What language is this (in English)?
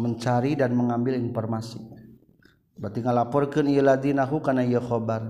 Malay